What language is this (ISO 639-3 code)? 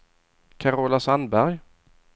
swe